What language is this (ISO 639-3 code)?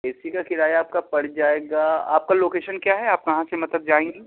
urd